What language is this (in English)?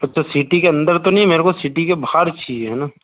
Hindi